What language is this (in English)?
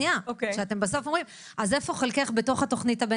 Hebrew